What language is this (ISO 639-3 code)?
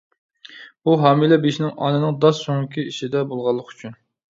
uig